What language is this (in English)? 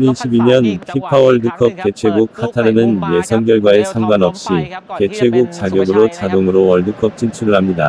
Korean